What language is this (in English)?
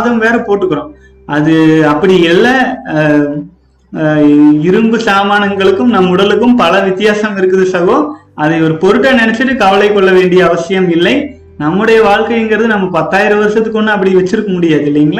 Tamil